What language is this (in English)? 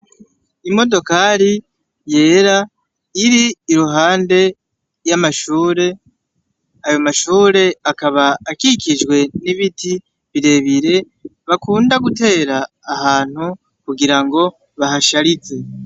Rundi